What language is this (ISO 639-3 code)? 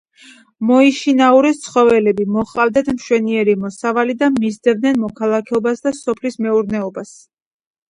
kat